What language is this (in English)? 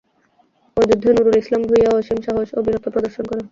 Bangla